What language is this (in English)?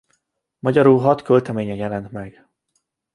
Hungarian